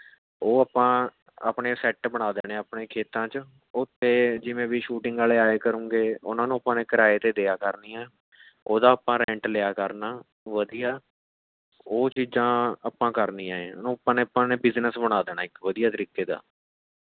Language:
Punjabi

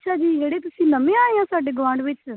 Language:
Punjabi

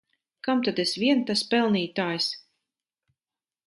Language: Latvian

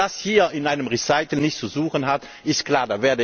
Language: German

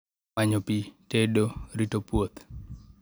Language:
Luo (Kenya and Tanzania)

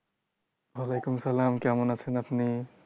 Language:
Bangla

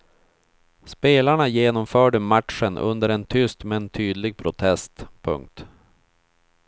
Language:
Swedish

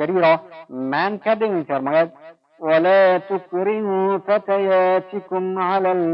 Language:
Persian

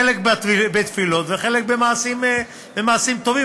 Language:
Hebrew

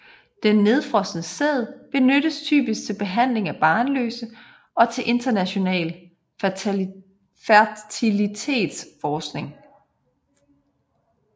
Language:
Danish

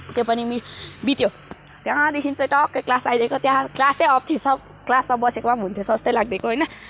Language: Nepali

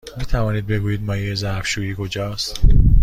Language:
Persian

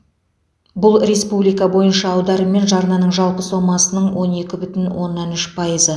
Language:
Kazakh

